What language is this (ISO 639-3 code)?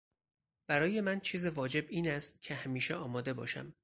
fas